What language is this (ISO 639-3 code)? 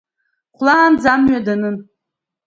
abk